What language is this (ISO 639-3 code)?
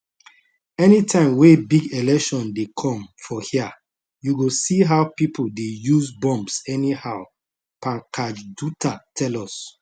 pcm